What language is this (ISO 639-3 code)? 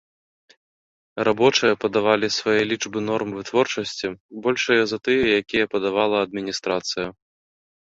bel